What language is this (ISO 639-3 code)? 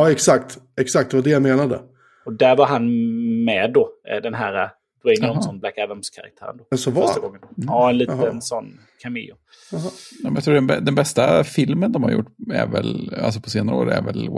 swe